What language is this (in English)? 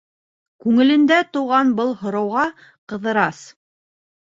Bashkir